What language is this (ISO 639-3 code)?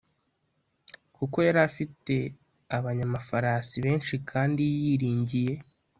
kin